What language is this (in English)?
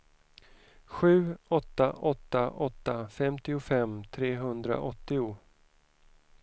Swedish